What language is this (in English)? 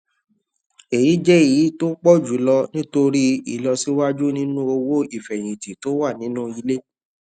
Yoruba